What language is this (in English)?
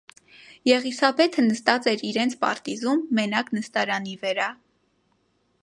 Armenian